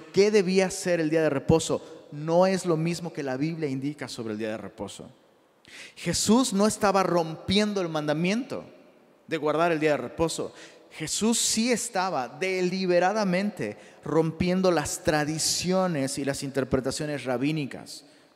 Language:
Spanish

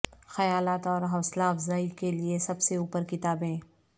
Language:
Urdu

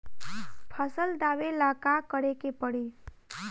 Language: Bhojpuri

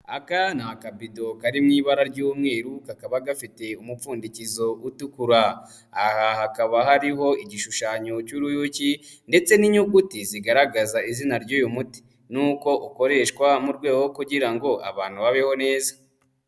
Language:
Kinyarwanda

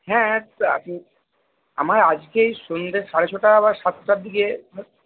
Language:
Bangla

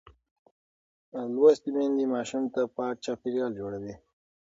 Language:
Pashto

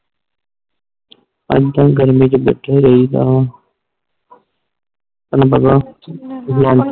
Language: Punjabi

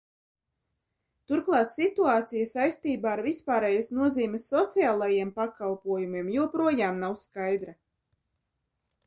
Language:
Latvian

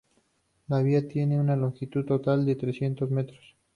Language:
Spanish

